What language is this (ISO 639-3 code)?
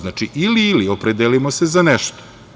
srp